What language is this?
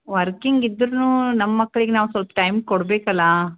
Kannada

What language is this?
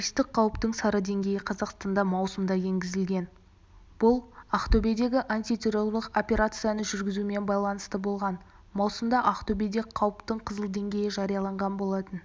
Kazakh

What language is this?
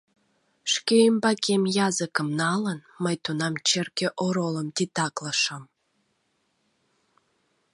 Mari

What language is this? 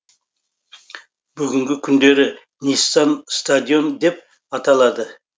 Kazakh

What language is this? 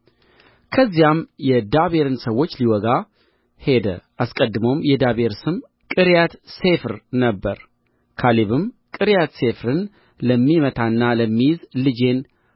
Amharic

